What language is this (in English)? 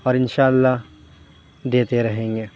Urdu